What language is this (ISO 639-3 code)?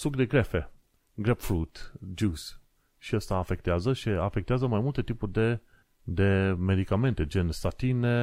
ron